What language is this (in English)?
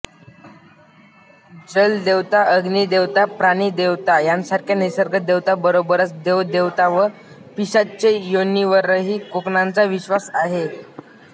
Marathi